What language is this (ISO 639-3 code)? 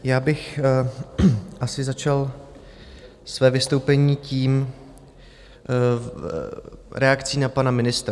ces